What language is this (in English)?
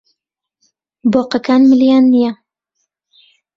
Central Kurdish